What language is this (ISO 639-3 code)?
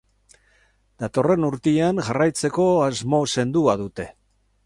eus